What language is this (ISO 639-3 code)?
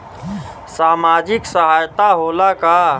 bho